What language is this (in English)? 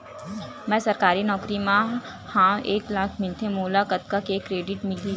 Chhattisgarhi